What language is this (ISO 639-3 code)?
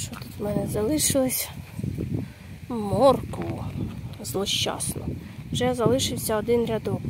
ukr